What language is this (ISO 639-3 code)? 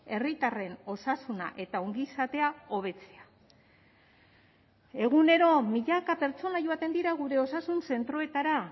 eus